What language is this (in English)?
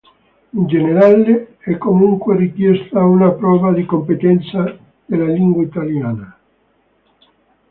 Italian